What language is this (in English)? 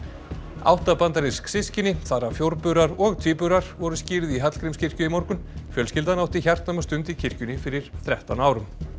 Icelandic